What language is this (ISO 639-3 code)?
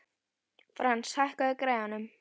isl